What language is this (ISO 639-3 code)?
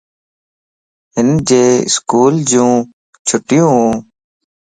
lss